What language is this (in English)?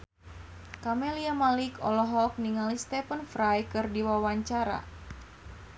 Sundanese